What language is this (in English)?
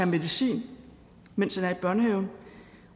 Danish